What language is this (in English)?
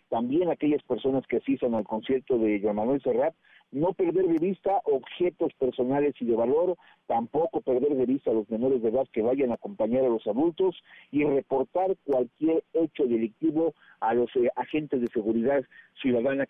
Spanish